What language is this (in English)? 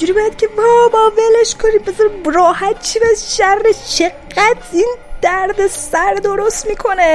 Persian